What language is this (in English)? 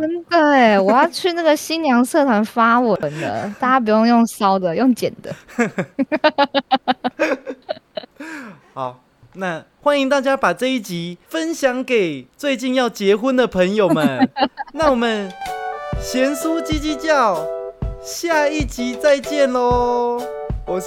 Chinese